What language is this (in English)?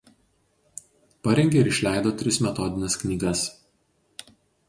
Lithuanian